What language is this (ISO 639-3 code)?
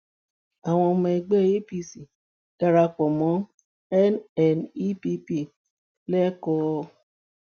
yor